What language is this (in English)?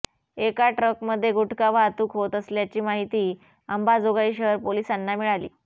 Marathi